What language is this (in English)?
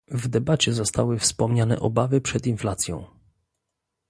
Polish